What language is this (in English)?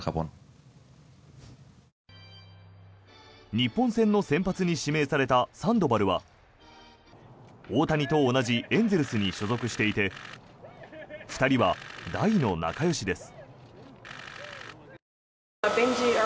Japanese